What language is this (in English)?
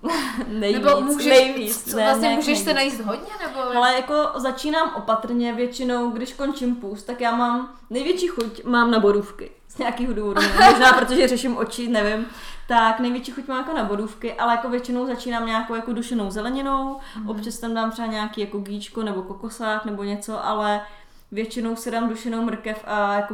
Czech